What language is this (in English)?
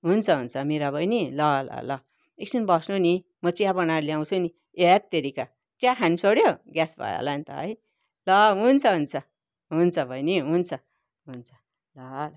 Nepali